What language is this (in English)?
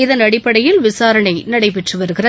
Tamil